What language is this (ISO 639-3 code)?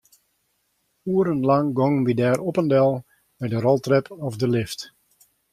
fry